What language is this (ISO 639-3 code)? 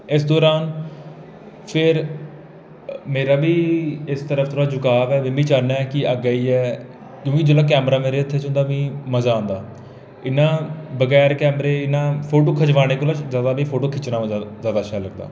doi